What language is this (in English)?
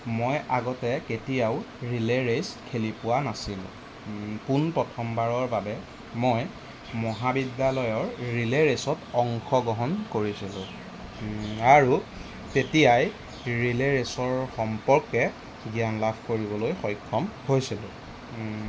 Assamese